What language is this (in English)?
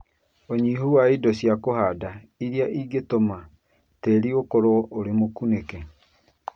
Kikuyu